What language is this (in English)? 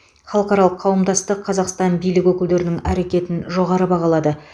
Kazakh